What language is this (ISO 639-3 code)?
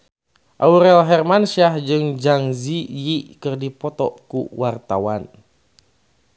sun